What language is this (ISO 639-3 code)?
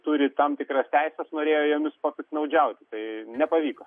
lit